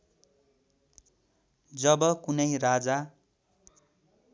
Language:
Nepali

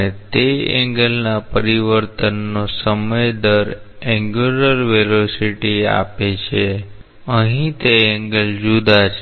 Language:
Gujarati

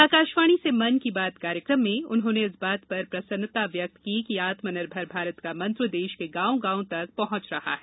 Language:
Hindi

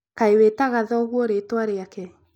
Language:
Kikuyu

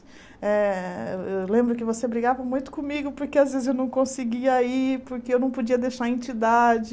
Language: Portuguese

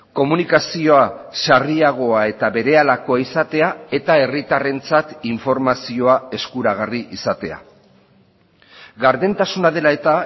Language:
Basque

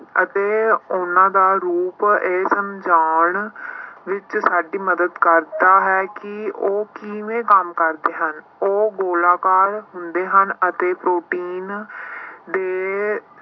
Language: Punjabi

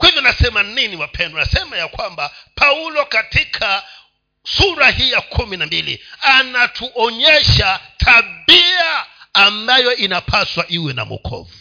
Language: Swahili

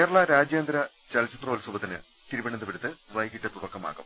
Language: Malayalam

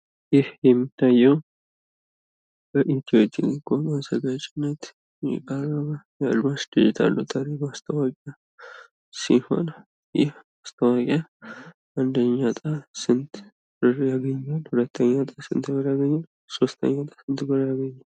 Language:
Amharic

